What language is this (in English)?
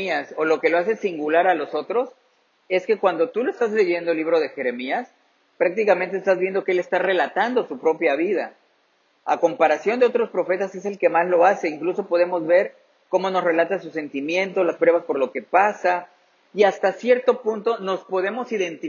Spanish